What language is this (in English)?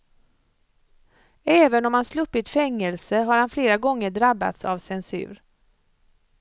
Swedish